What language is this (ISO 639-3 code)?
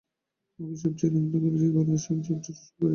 ben